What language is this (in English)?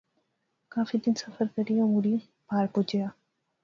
Pahari-Potwari